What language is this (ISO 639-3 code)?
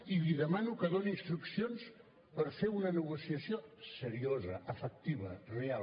cat